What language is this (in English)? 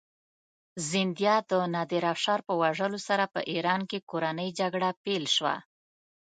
Pashto